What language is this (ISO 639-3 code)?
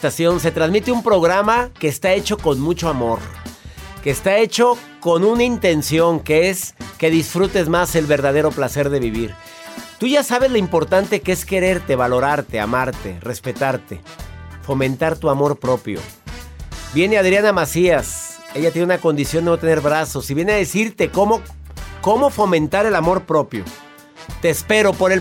spa